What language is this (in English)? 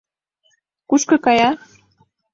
Mari